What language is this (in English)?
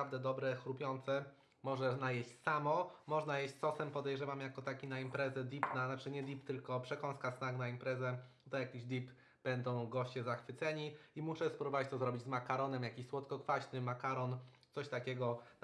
Polish